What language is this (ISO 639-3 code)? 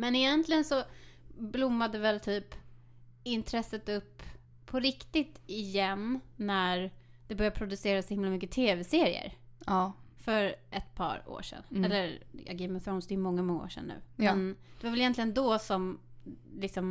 swe